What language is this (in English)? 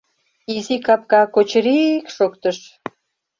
Mari